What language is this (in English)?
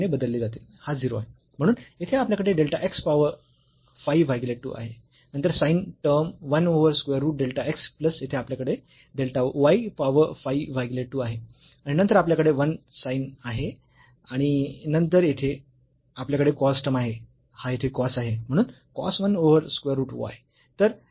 Marathi